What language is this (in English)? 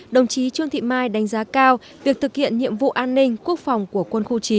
Vietnamese